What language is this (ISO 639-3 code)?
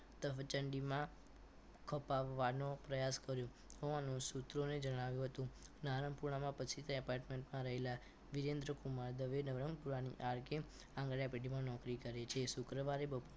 guj